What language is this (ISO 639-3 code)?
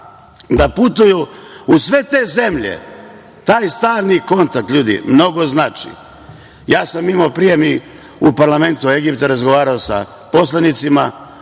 srp